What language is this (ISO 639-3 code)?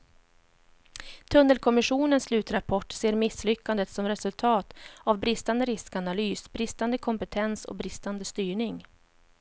swe